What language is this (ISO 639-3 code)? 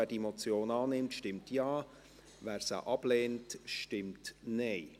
gsw